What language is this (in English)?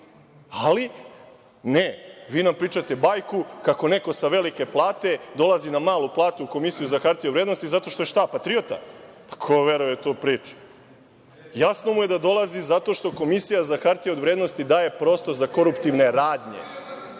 Serbian